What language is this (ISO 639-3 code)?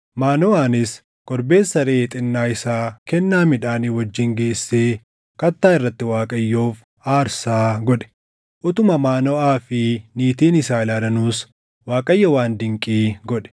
orm